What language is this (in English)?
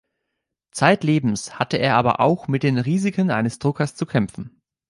German